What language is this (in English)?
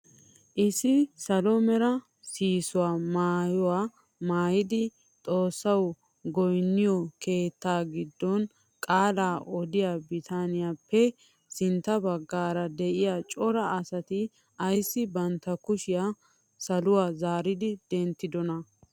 Wolaytta